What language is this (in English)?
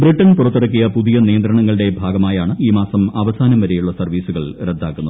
Malayalam